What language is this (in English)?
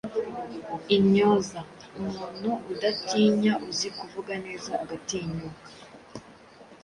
Kinyarwanda